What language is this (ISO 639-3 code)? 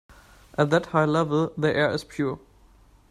eng